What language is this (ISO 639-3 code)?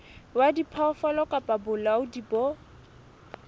sot